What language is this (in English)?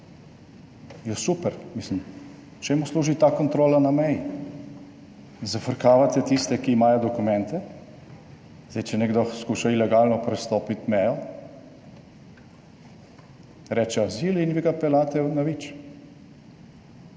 Slovenian